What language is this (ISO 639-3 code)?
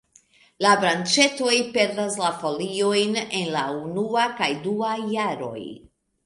epo